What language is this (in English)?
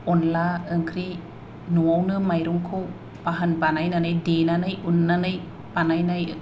Bodo